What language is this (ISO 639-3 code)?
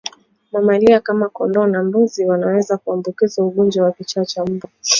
swa